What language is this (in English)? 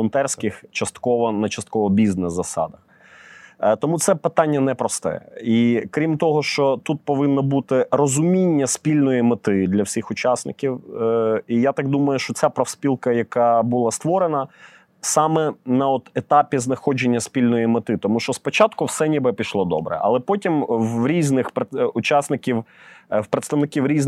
Ukrainian